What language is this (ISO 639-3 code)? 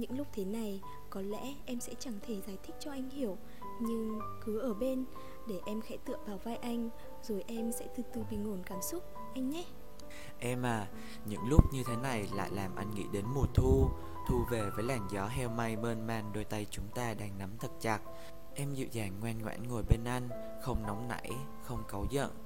vie